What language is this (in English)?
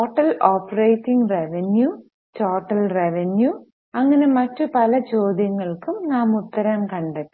Malayalam